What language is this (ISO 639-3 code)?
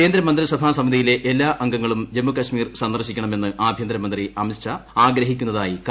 mal